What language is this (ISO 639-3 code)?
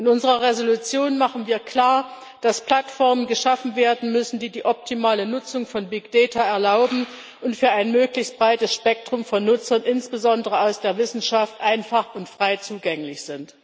deu